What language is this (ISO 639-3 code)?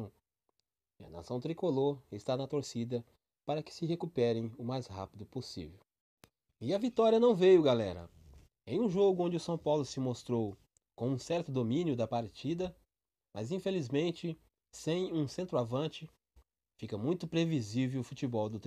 por